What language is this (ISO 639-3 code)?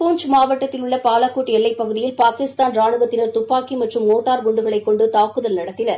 tam